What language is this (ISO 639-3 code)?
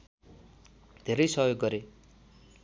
nep